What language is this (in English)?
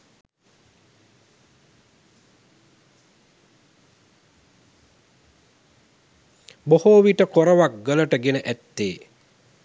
Sinhala